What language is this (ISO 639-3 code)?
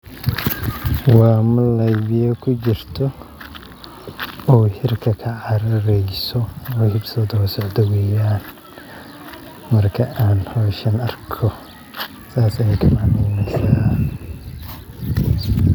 som